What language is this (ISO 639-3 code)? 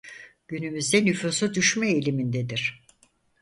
tur